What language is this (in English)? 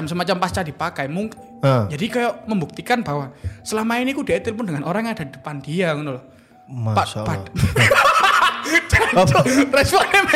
Indonesian